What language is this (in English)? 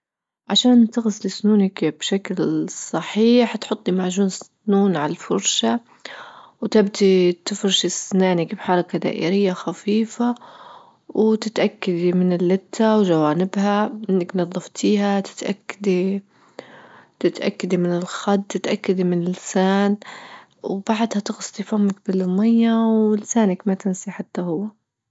Libyan Arabic